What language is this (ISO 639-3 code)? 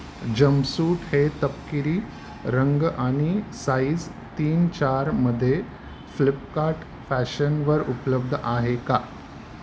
mar